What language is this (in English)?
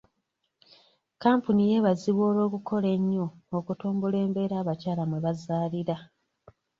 Ganda